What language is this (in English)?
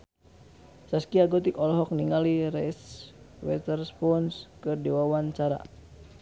Sundanese